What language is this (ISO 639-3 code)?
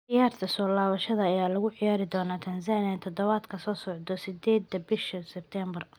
som